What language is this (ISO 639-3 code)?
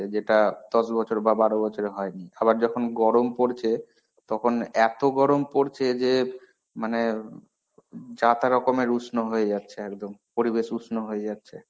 ben